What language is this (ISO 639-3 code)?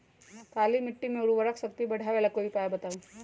mag